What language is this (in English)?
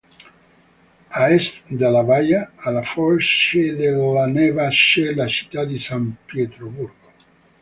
Italian